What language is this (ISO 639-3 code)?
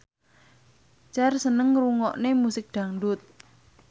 jav